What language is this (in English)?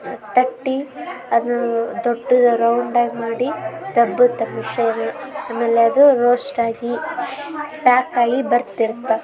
Kannada